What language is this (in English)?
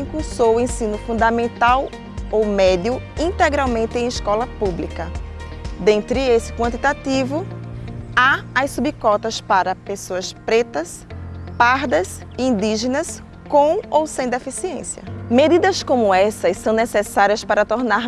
Portuguese